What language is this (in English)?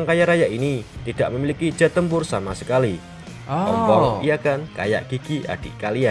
Indonesian